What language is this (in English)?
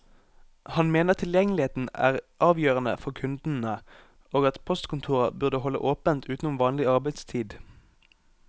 Norwegian